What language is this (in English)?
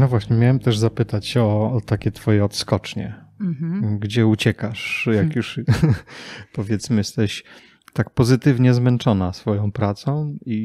Polish